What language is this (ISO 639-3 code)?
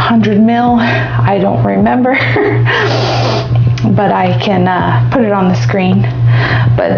eng